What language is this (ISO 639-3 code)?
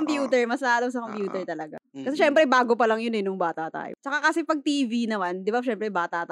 fil